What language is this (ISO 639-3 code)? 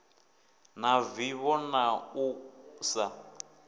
ven